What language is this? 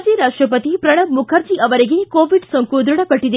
Kannada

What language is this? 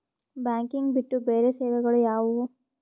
Kannada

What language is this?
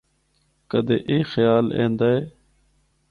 Northern Hindko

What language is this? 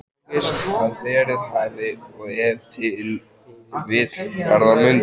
Icelandic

